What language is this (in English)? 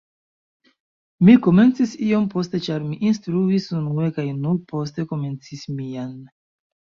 Esperanto